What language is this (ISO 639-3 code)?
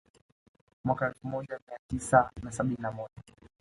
swa